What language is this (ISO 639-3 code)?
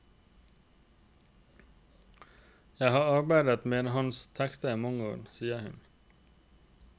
nor